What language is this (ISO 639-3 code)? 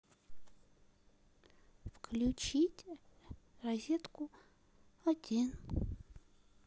rus